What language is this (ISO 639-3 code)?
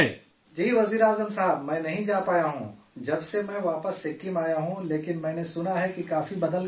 urd